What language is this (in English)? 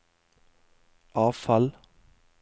Norwegian